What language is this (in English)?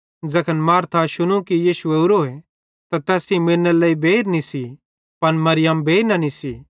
Bhadrawahi